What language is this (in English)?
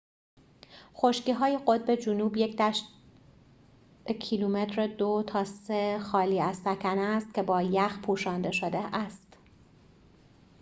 Persian